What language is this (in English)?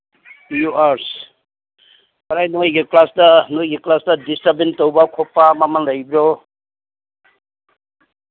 Manipuri